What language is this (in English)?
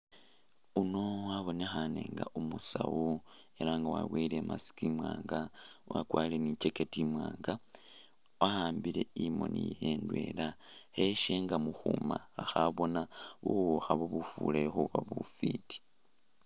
Masaaba